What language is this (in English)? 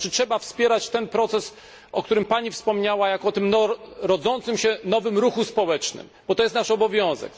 Polish